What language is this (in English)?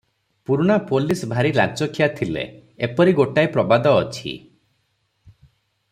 Odia